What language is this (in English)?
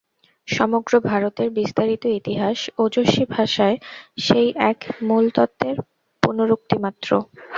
Bangla